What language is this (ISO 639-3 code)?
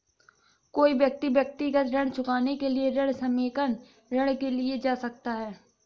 hin